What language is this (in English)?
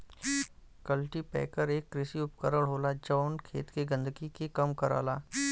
Bhojpuri